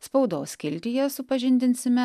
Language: Lithuanian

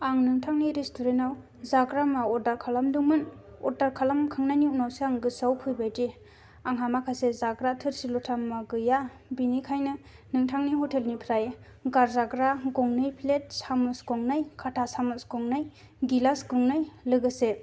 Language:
Bodo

